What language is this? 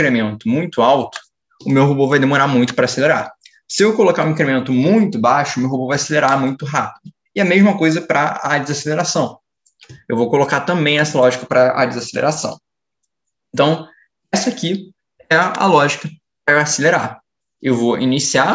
Portuguese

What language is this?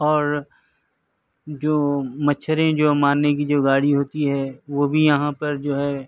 Urdu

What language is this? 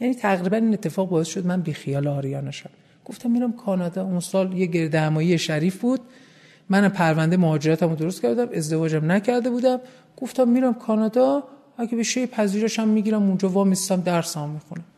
Persian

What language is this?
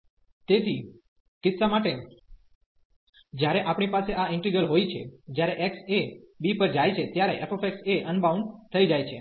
Gujarati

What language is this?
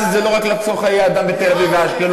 Hebrew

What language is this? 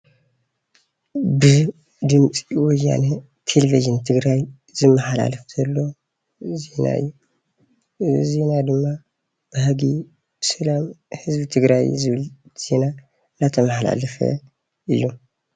Tigrinya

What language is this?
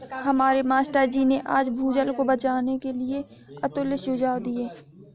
Hindi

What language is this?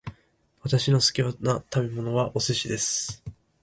Japanese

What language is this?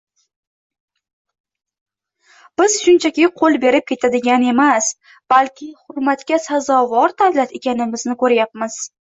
Uzbek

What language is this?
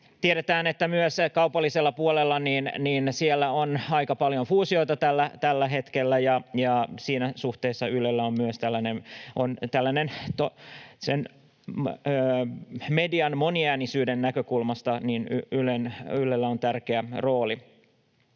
Finnish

